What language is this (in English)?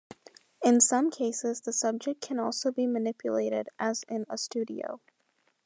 English